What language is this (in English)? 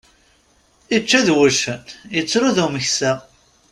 Kabyle